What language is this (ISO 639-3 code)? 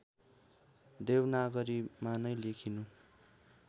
nep